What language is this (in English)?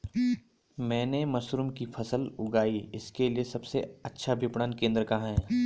Hindi